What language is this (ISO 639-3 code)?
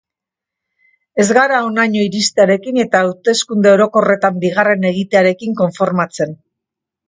eus